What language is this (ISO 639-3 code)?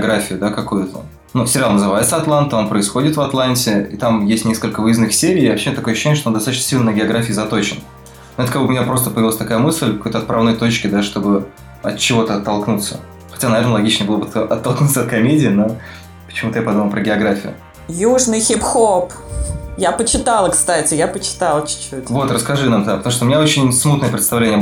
rus